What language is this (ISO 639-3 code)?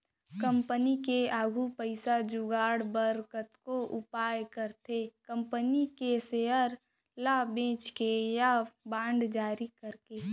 hne